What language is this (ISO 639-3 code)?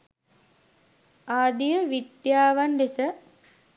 sin